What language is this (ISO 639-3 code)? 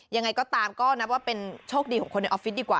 tha